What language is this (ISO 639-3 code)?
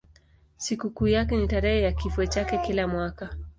swa